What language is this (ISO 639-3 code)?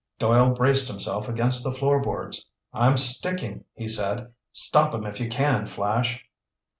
eng